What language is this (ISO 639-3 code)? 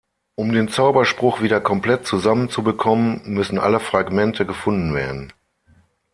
deu